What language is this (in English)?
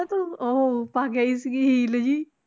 Punjabi